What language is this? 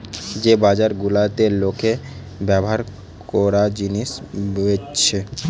Bangla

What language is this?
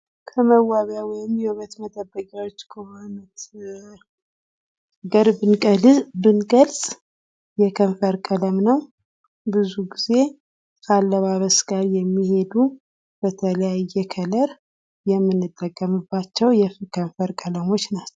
Amharic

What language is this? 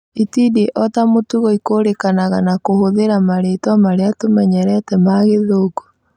Kikuyu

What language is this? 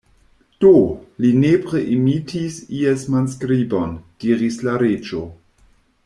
Esperanto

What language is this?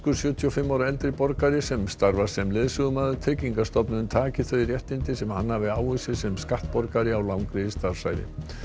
Icelandic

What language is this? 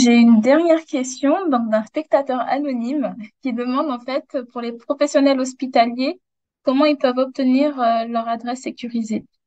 French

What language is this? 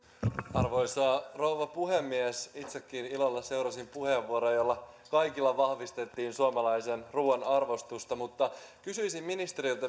Finnish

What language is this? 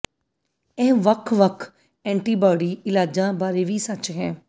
Punjabi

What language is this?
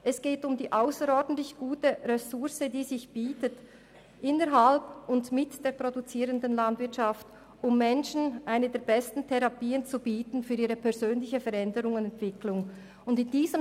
Swiss German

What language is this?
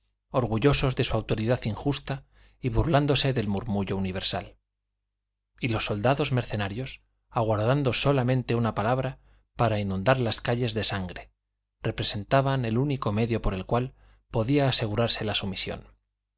Spanish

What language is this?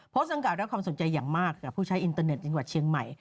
Thai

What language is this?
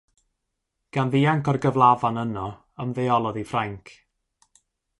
Welsh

